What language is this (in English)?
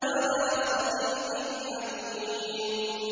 Arabic